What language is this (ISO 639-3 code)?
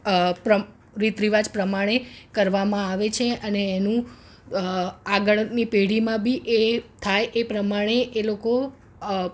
guj